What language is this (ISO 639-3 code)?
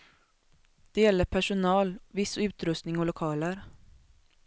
swe